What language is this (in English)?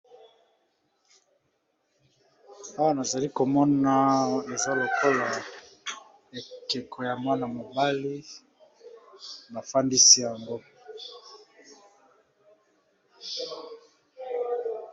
Lingala